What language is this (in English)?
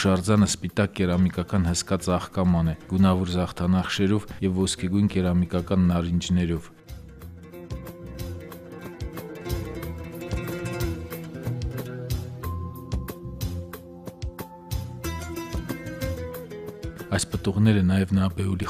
Romanian